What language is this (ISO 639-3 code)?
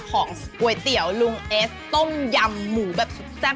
tha